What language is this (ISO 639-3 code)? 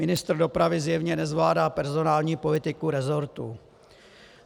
ces